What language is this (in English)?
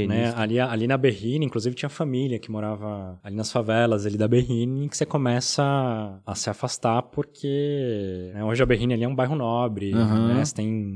Portuguese